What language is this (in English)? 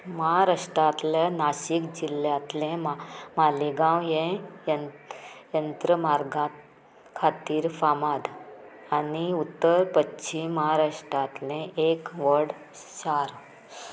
Konkani